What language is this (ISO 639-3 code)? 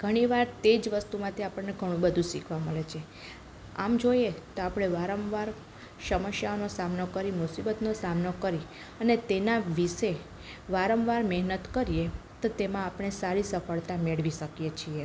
guj